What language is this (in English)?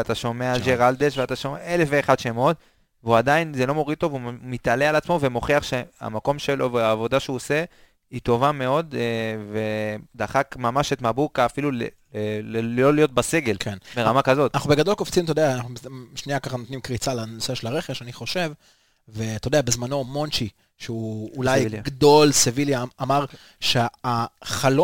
Hebrew